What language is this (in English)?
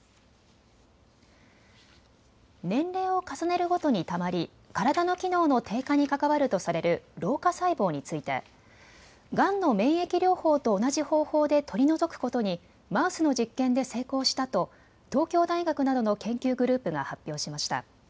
Japanese